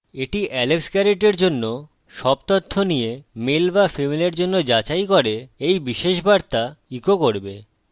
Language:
Bangla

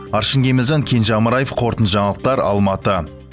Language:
Kazakh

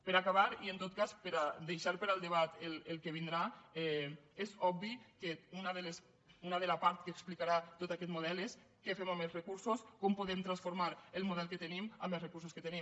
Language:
Catalan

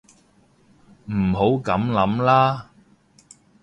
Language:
Cantonese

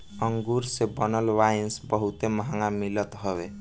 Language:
Bhojpuri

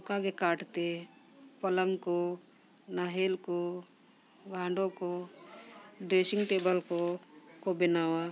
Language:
Santali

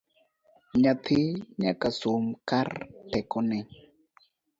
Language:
Luo (Kenya and Tanzania)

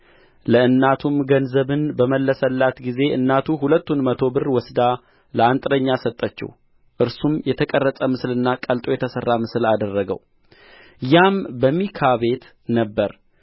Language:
Amharic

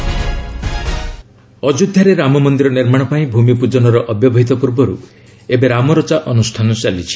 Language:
Odia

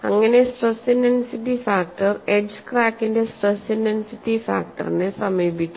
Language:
Malayalam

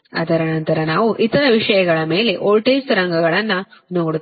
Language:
Kannada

